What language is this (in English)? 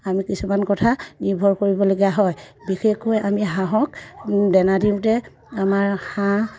Assamese